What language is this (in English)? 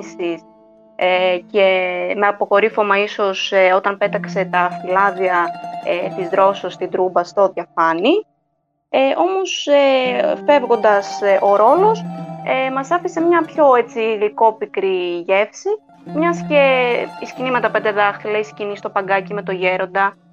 Greek